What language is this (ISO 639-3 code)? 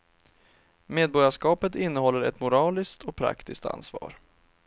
swe